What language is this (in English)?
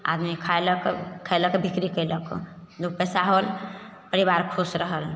Maithili